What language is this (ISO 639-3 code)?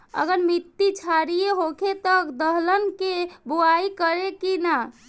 bho